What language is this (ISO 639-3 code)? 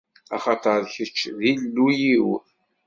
kab